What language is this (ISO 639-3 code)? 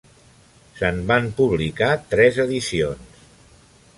cat